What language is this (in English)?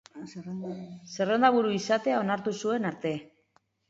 Basque